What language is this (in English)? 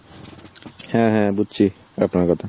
Bangla